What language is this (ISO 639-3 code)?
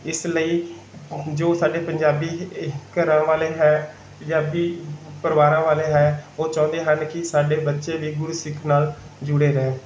pan